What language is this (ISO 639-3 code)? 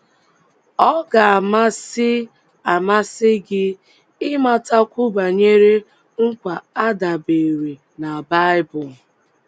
ibo